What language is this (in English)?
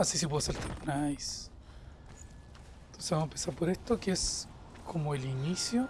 Spanish